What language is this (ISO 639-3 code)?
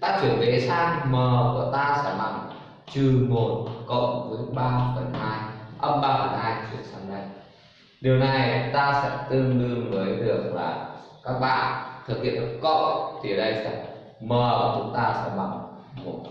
vie